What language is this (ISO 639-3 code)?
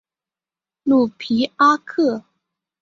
zho